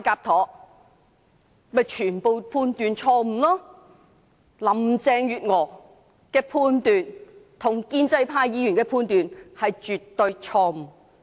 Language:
Cantonese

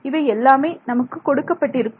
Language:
Tamil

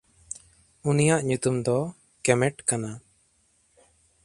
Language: Santali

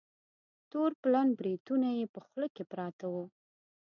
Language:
Pashto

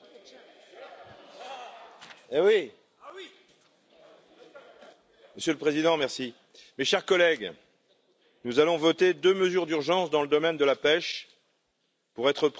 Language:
French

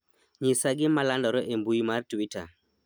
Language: Luo (Kenya and Tanzania)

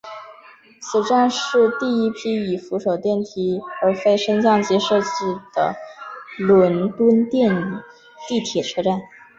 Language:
Chinese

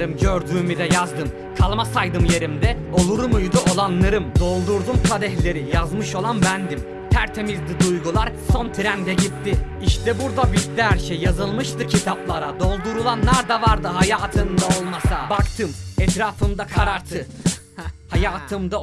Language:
Turkish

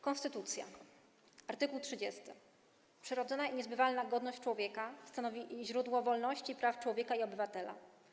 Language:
Polish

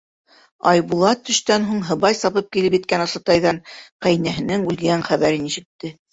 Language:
Bashkir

